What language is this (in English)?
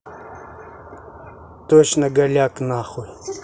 Russian